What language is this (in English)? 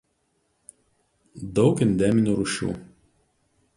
Lithuanian